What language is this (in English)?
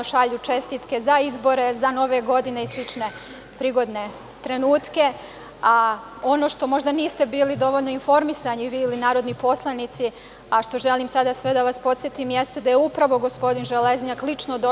Serbian